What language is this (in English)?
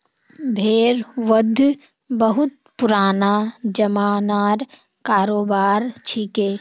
Magahi